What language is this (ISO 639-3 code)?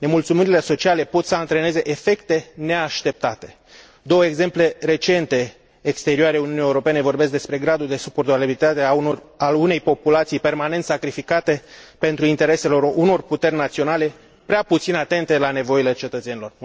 ron